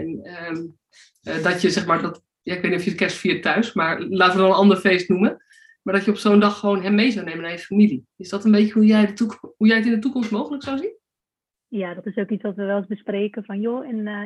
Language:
Dutch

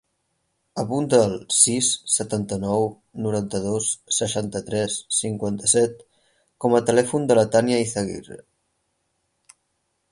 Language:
Catalan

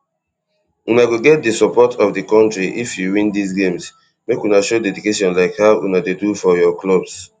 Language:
Nigerian Pidgin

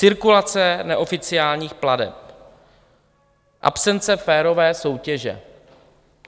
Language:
Czech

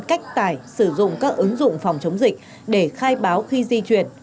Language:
Vietnamese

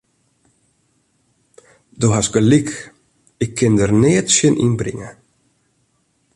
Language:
Western Frisian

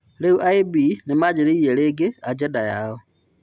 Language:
Kikuyu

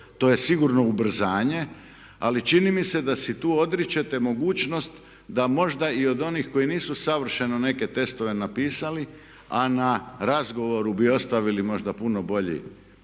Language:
Croatian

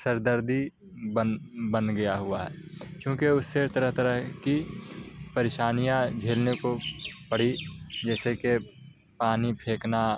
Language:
Urdu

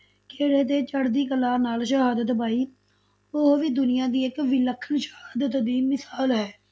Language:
Punjabi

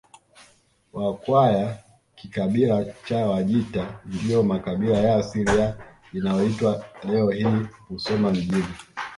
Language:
Swahili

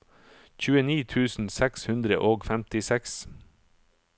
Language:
Norwegian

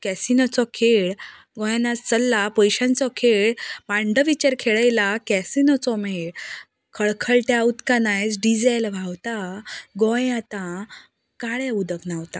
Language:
Konkani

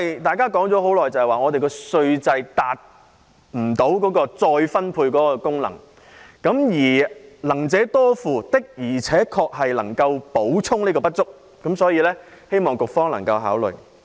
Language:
Cantonese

